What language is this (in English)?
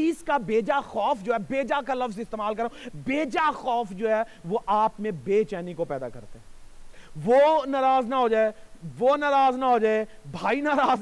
Urdu